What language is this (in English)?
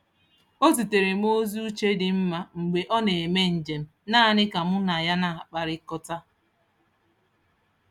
Igbo